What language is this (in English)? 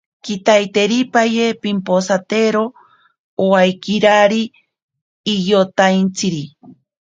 Ashéninka Perené